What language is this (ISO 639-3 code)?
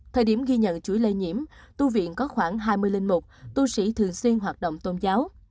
vie